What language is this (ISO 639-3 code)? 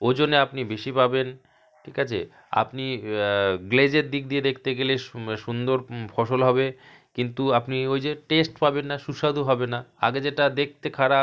ben